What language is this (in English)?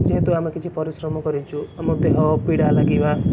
Odia